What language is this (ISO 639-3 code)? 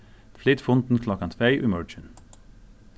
fao